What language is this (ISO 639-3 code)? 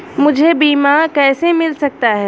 hin